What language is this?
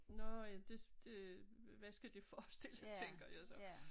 Danish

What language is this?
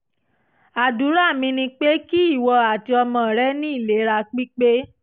Yoruba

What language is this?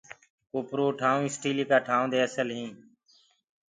Gurgula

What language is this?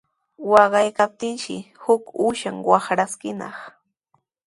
Sihuas Ancash Quechua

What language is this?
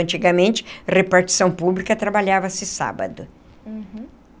Portuguese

